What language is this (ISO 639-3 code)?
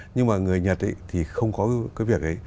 vie